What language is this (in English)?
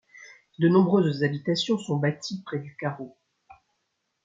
French